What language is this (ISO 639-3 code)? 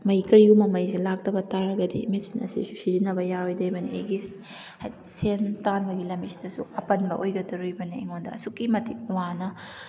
mni